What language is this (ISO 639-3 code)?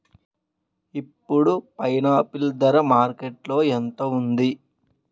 tel